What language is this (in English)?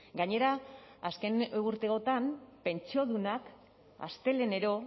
Basque